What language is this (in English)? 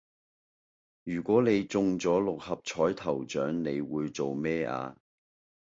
Cantonese